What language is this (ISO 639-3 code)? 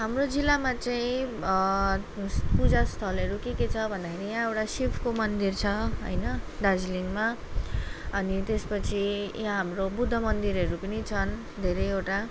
nep